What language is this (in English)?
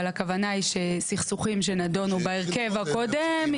Hebrew